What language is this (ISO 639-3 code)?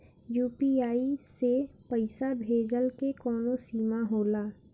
bho